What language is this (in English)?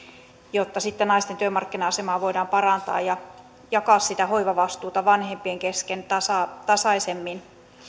Finnish